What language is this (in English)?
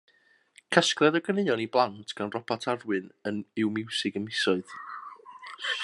Welsh